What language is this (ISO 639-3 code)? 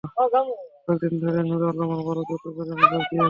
ben